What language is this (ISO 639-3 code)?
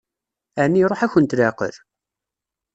kab